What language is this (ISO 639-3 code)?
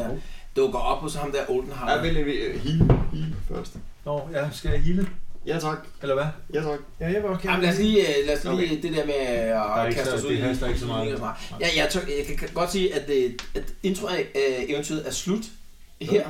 dan